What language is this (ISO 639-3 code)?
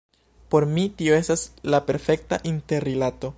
epo